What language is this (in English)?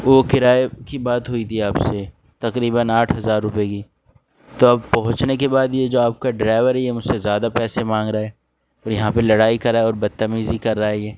Urdu